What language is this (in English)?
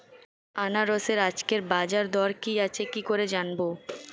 Bangla